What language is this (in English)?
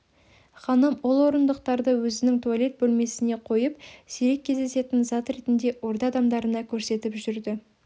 Kazakh